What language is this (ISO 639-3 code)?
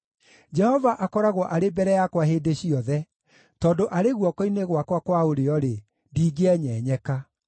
kik